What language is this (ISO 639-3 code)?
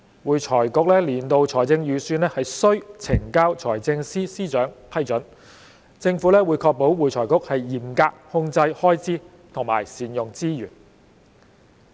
yue